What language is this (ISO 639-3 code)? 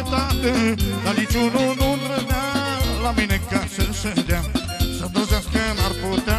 ron